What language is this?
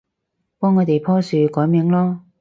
Cantonese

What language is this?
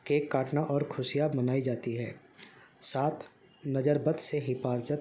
Urdu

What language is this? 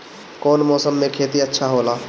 Bhojpuri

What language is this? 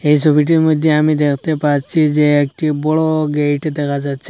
Bangla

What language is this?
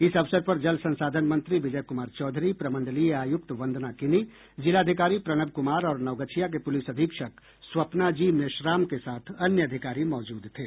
Hindi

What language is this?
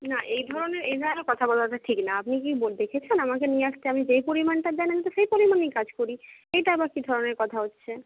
Bangla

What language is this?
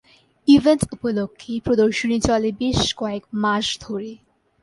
Bangla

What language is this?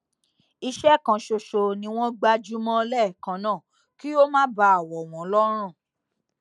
Yoruba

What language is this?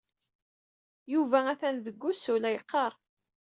Kabyle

